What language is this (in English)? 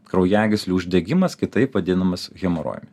Lithuanian